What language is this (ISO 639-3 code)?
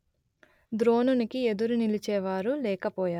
tel